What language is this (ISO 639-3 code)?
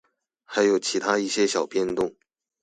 zho